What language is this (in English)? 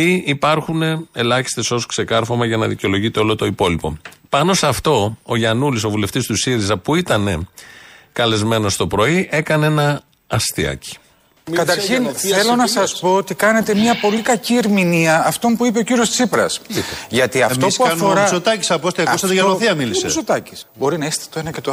Greek